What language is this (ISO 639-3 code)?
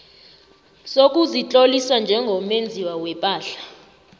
nbl